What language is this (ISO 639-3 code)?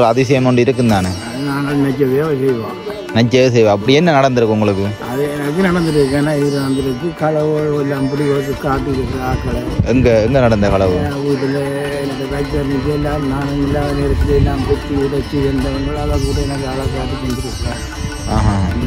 ind